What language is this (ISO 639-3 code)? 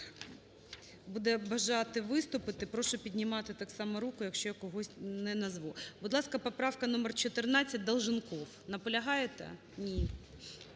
ukr